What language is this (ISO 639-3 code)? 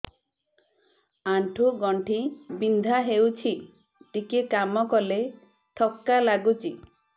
ori